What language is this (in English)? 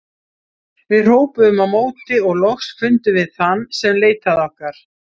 Icelandic